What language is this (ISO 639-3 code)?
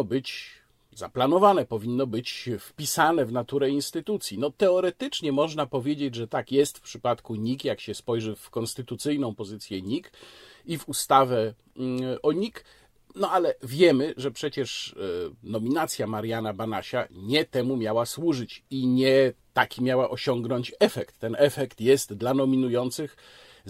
pol